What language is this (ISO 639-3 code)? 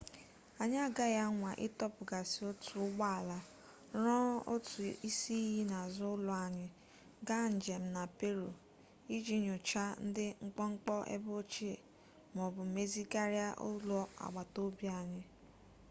ibo